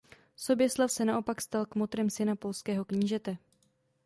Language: Czech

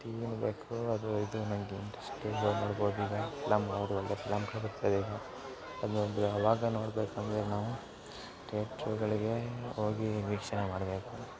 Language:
Kannada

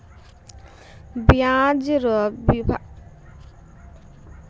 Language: Maithili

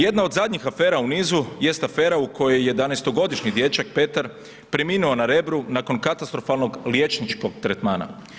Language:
Croatian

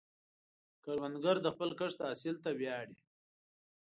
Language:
Pashto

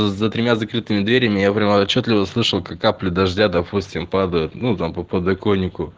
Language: Russian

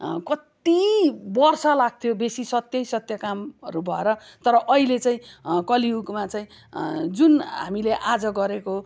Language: Nepali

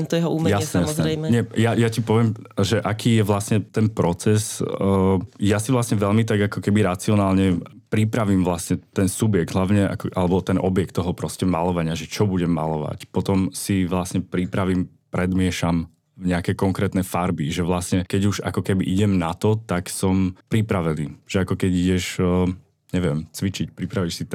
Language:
Slovak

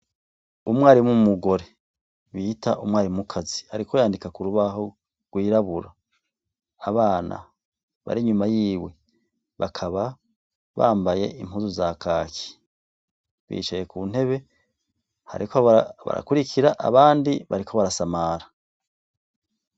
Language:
Rundi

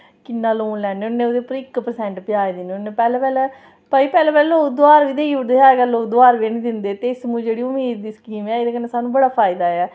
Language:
Dogri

